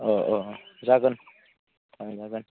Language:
Bodo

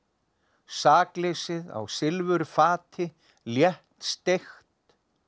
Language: Icelandic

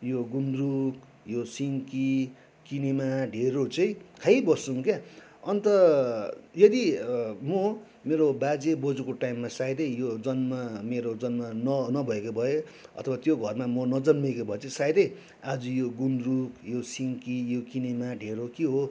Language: Nepali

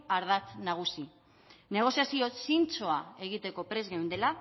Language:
Basque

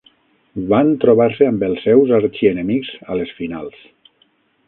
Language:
Catalan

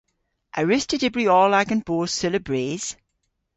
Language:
Cornish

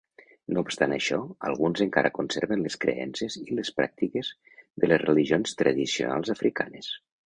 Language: Catalan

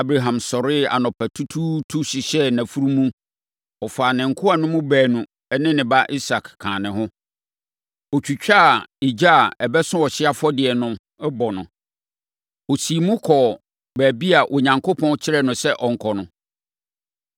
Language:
Akan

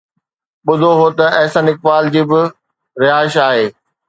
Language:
Sindhi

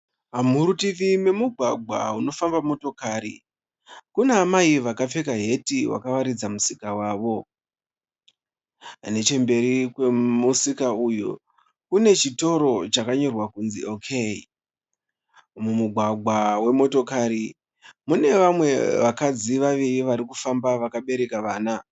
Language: Shona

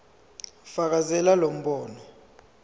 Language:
Zulu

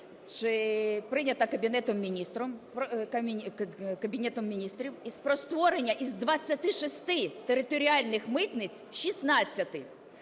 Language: Ukrainian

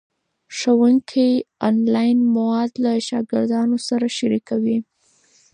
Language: Pashto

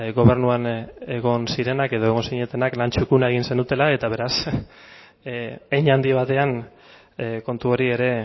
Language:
Basque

